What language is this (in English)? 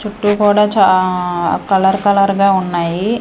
Telugu